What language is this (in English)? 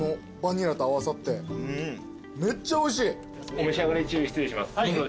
Japanese